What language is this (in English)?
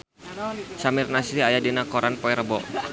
Sundanese